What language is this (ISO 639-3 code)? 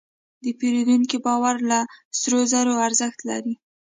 pus